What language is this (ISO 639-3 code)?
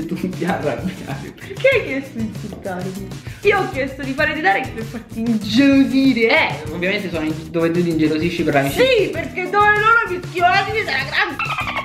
ita